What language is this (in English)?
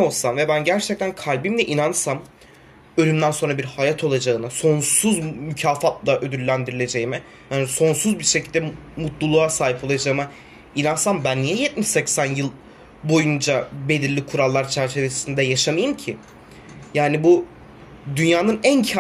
Turkish